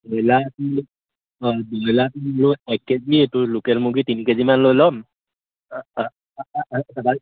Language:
Assamese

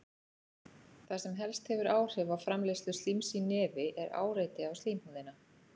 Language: Icelandic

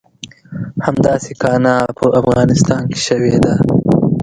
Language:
Pashto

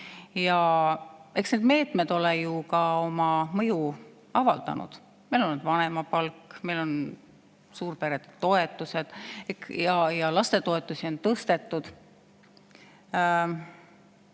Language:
Estonian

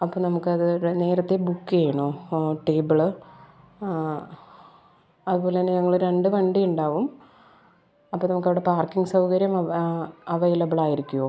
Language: Malayalam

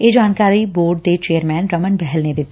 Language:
Punjabi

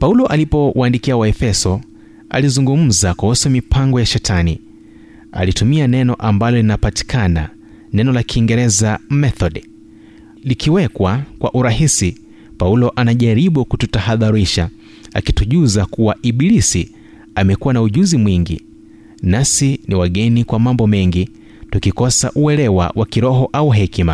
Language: Swahili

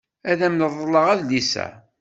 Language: Kabyle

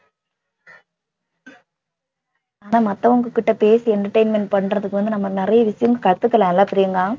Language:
Tamil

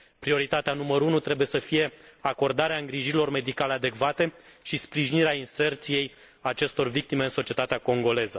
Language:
Romanian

